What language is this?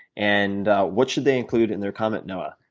English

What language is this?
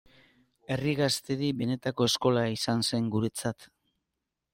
Basque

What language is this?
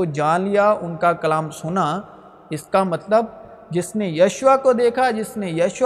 Urdu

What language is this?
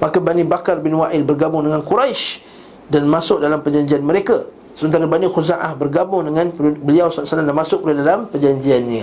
Malay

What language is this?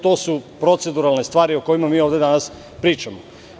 Serbian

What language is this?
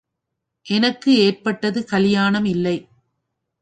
Tamil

